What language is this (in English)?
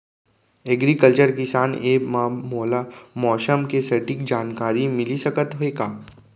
Chhattisgarhi